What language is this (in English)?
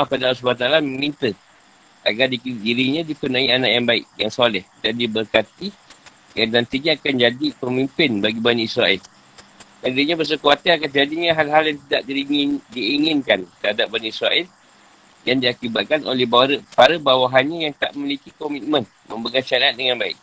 Malay